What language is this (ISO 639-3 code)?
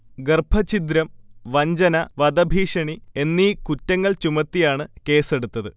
mal